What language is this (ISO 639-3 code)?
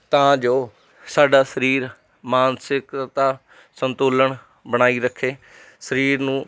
pan